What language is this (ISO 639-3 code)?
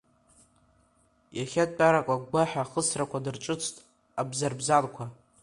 abk